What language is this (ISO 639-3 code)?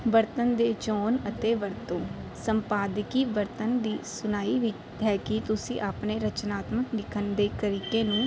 pan